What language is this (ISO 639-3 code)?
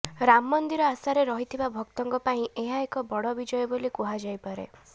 ori